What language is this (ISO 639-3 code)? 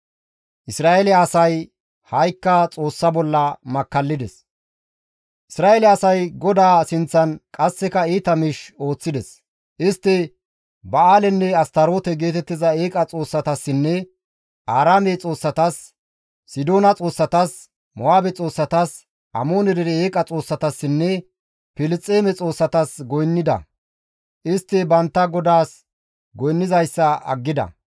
gmv